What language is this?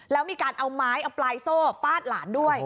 Thai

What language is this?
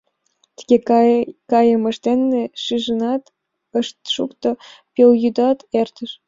Mari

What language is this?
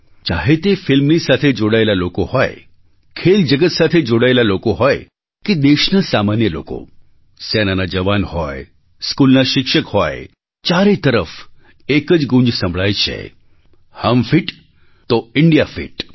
Gujarati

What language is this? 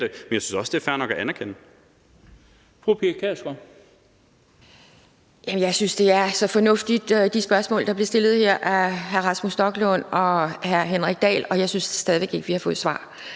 Danish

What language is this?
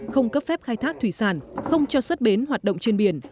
Vietnamese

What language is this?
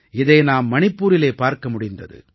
Tamil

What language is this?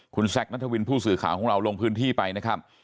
Thai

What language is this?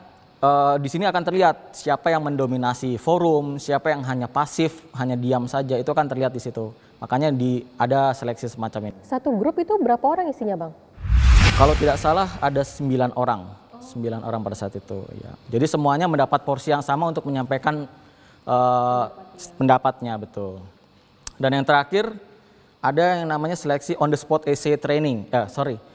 Indonesian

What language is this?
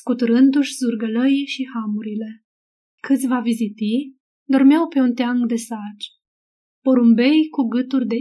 Romanian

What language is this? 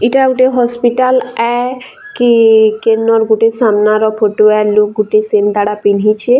Sambalpuri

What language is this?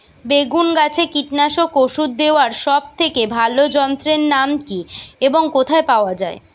Bangla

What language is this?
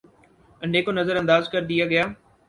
Urdu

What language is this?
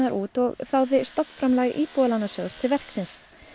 Icelandic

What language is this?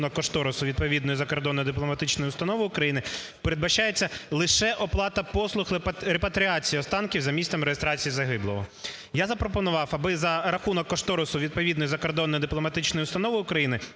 Ukrainian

